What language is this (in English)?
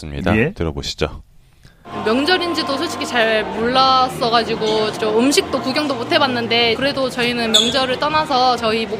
Korean